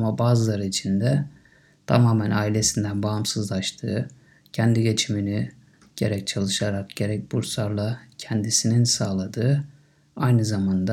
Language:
Turkish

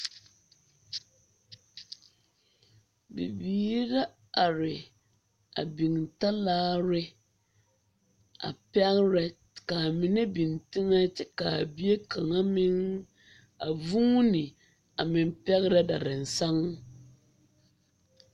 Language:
Southern Dagaare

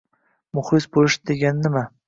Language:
Uzbek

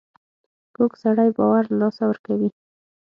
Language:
Pashto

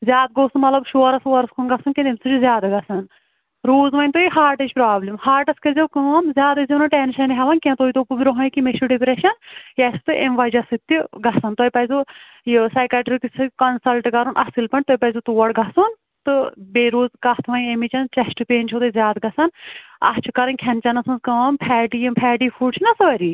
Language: Kashmiri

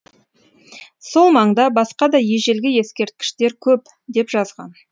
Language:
Kazakh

